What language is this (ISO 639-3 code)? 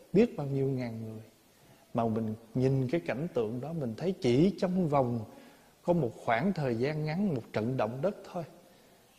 vie